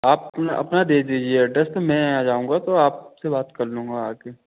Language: Hindi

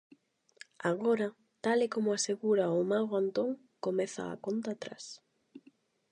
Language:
Galician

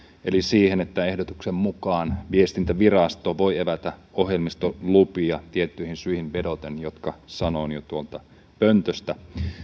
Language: Finnish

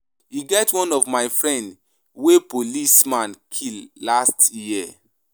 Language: Nigerian Pidgin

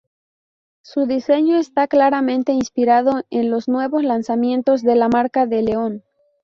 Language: Spanish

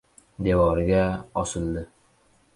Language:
Uzbek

